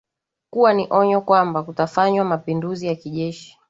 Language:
Swahili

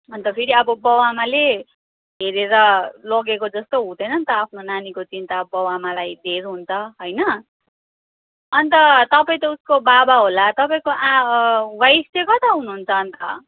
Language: Nepali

